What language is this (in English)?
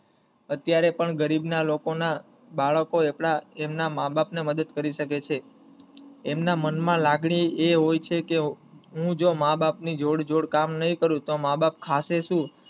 Gujarati